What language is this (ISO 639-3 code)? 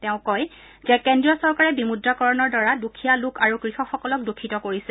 asm